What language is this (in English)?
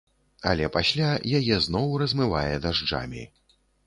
Belarusian